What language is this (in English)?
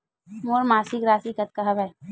Chhattisgarhi